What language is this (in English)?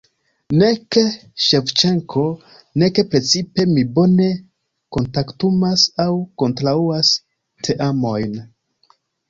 Esperanto